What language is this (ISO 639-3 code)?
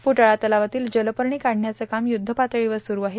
mar